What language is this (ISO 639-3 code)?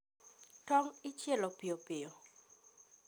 luo